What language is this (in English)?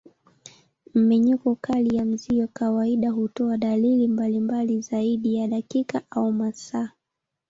Swahili